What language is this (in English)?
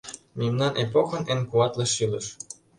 Mari